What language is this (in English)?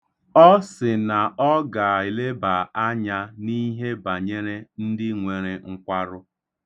Igbo